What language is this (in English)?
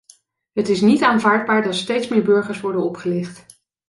Dutch